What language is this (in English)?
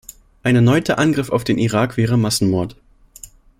German